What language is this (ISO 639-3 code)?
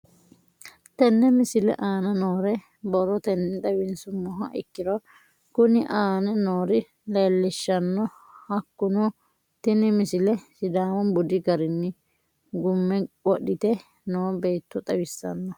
sid